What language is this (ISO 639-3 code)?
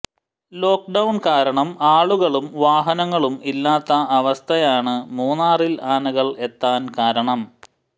mal